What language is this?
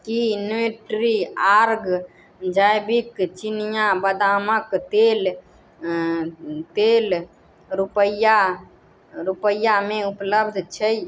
Maithili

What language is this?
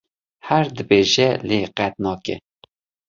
Kurdish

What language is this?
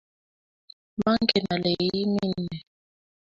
Kalenjin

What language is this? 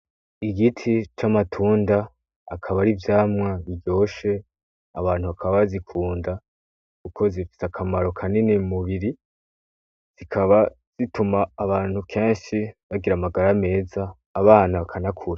Rundi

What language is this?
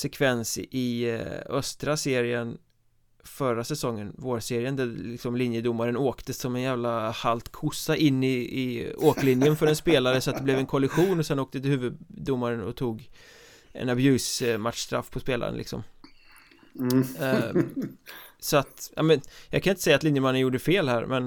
Swedish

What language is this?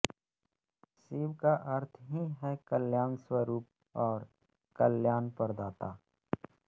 Hindi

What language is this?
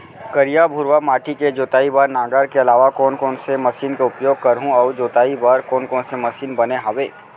Chhattisgarhi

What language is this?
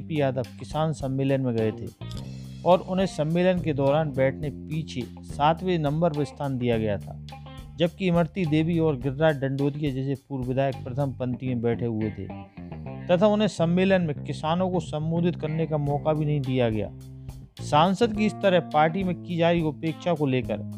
Hindi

